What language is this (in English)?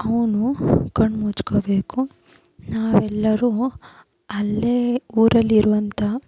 Kannada